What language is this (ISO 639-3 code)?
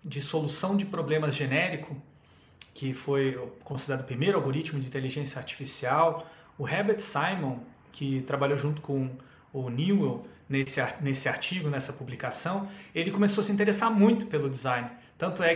por